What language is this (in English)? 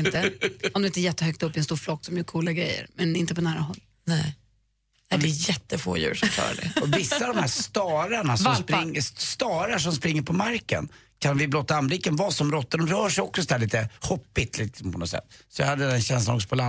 Swedish